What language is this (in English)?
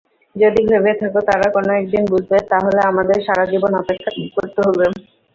Bangla